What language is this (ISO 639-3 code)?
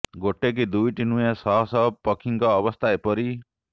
ori